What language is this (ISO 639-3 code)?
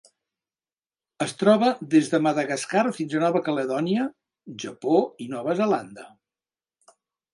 cat